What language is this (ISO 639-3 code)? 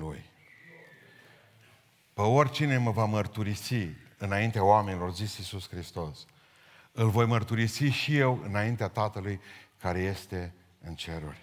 ron